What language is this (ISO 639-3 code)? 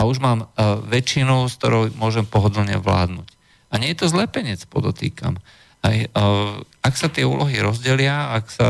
slk